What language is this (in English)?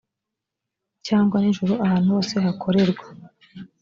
Kinyarwanda